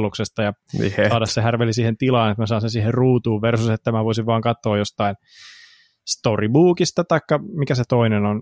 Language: Finnish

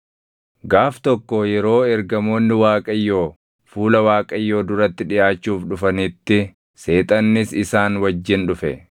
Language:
Oromo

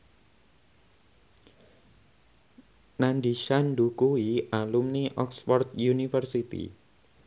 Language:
Javanese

